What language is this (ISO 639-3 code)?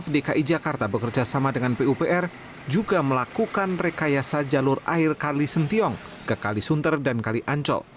ind